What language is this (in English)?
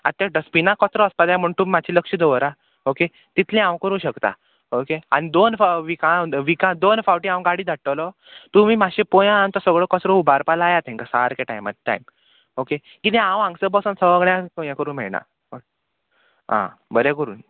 Konkani